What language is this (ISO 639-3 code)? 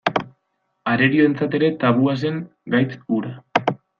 eus